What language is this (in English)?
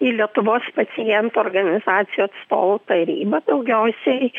Lithuanian